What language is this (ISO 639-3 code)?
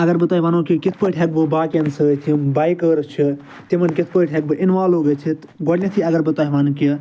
kas